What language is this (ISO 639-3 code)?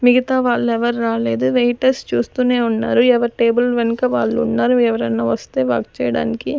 tel